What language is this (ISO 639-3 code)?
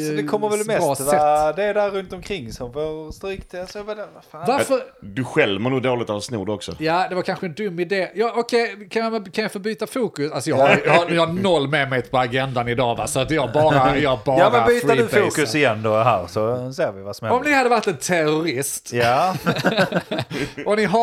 swe